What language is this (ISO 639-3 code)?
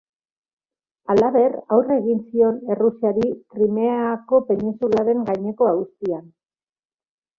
eus